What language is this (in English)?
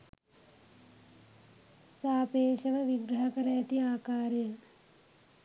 Sinhala